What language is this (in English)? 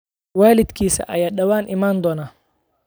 Somali